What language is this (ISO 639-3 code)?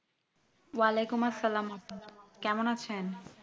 ben